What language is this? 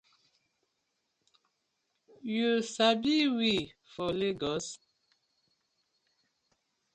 Nigerian Pidgin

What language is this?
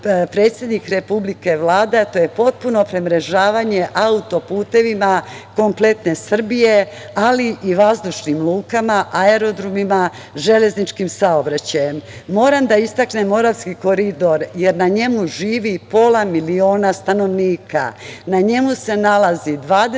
Serbian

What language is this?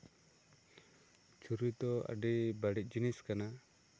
Santali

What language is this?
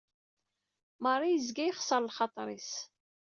Kabyle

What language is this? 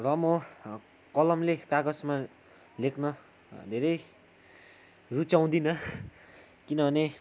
Nepali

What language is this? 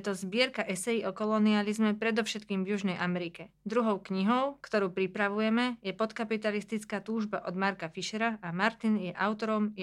Slovak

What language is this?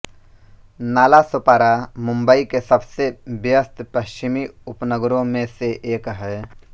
Hindi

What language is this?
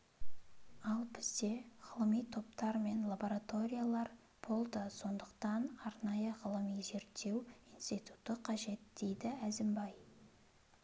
Kazakh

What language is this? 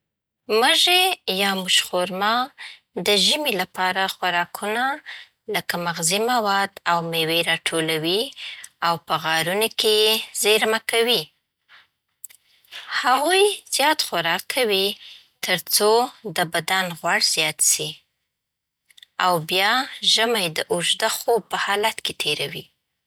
Southern Pashto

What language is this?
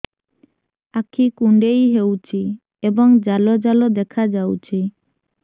Odia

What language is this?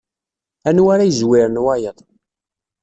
Kabyle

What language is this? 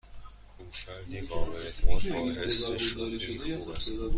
Persian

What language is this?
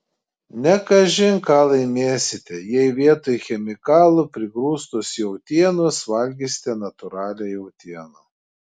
Lithuanian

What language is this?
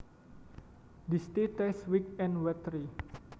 Javanese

